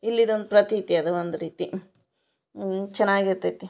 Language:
Kannada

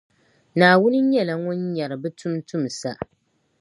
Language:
Dagbani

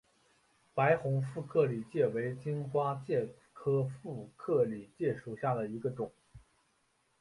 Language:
Chinese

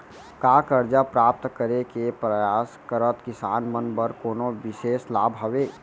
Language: Chhattisgarhi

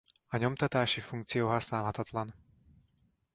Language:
Hungarian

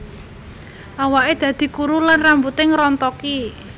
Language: Javanese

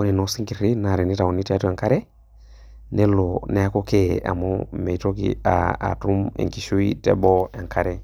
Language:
Masai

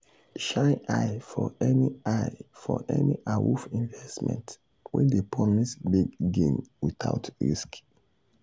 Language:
Nigerian Pidgin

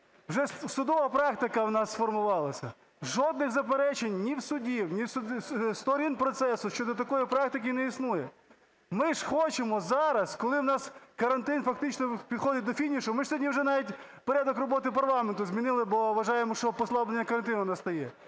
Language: Ukrainian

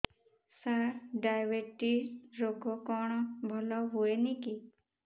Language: Odia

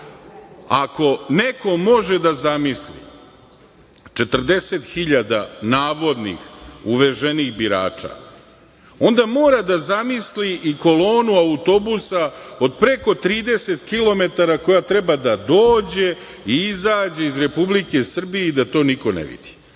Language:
Serbian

